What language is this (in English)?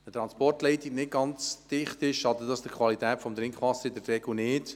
Swiss German